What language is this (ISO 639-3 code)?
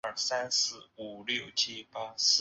zho